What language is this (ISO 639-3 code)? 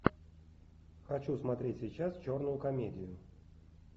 rus